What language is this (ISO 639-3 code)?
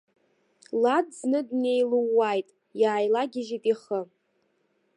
abk